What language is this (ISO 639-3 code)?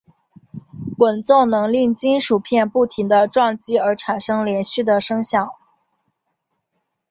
zho